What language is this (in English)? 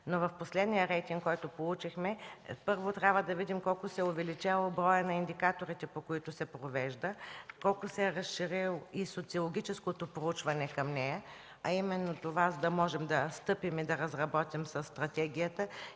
Bulgarian